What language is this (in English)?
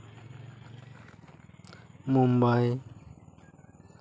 Santali